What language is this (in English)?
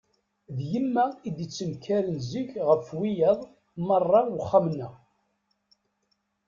Kabyle